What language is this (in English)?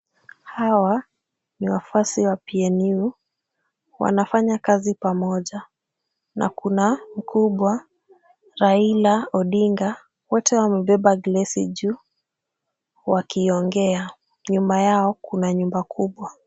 Swahili